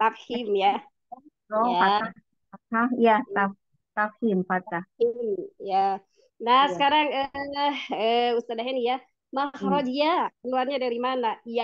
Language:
Indonesian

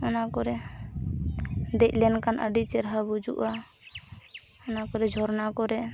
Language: Santali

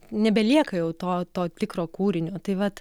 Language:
Lithuanian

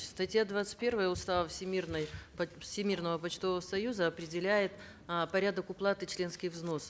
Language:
Kazakh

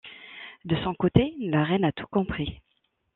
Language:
French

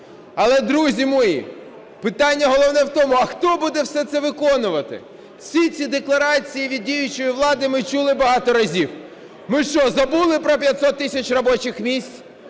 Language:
Ukrainian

